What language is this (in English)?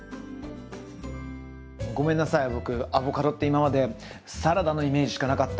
Japanese